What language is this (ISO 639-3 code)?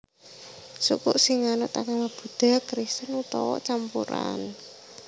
jav